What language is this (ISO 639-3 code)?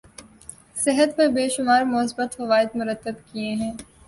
urd